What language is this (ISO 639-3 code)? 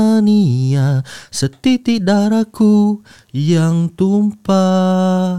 msa